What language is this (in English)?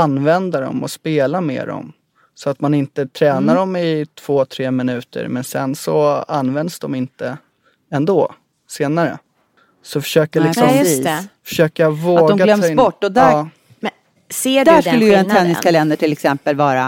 Swedish